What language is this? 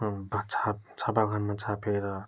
Nepali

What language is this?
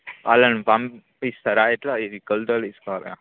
Telugu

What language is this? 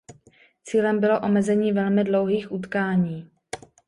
Czech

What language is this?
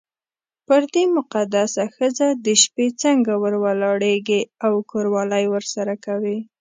Pashto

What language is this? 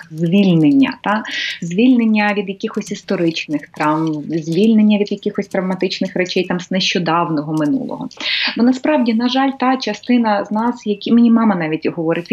Ukrainian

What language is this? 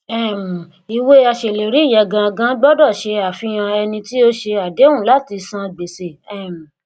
Yoruba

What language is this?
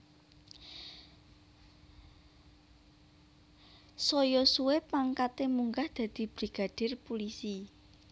Javanese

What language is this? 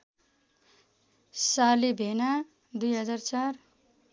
Nepali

